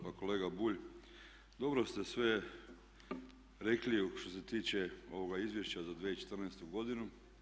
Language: Croatian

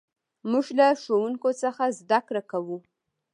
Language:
Pashto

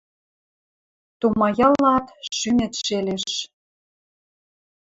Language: Western Mari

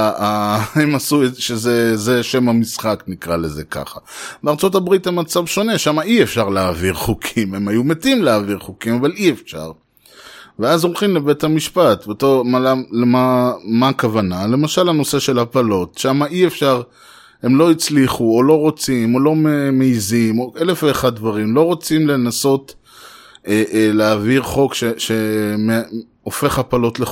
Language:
Hebrew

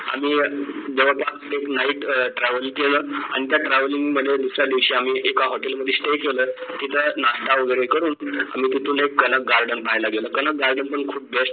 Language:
Marathi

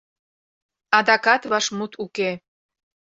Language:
Mari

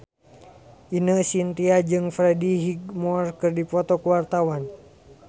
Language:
Sundanese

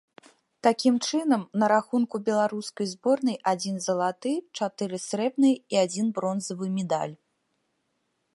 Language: Belarusian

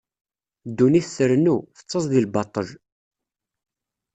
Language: Kabyle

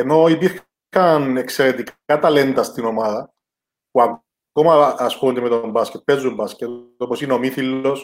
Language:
Greek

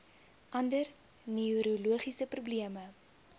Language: Afrikaans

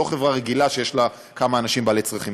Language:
Hebrew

